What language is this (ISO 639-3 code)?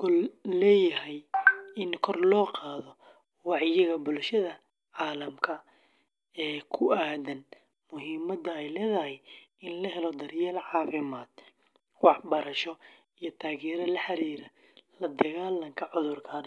som